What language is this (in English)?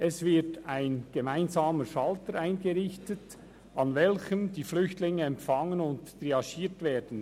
Swiss German